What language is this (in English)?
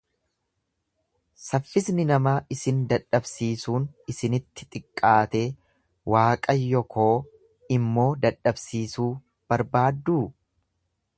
Oromo